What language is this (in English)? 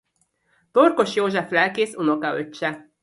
Hungarian